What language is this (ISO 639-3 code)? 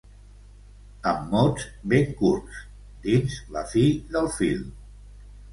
cat